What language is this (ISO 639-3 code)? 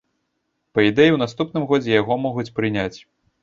bel